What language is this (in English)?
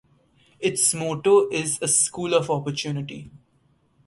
English